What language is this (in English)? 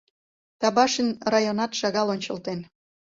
Mari